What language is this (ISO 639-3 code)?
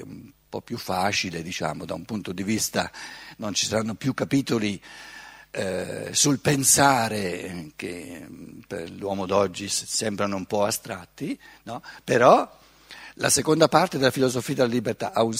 ita